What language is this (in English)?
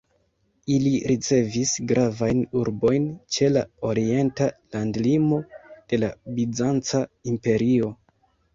Esperanto